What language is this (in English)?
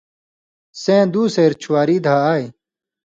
Indus Kohistani